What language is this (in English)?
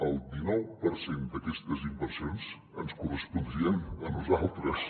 Catalan